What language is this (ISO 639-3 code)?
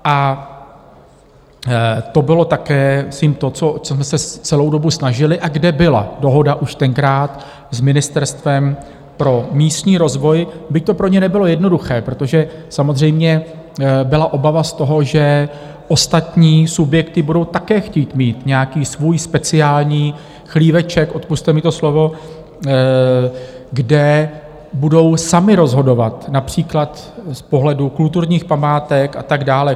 ces